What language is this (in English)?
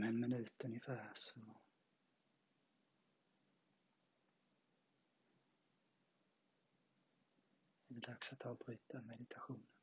Swedish